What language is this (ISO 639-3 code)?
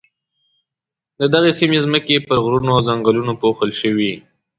pus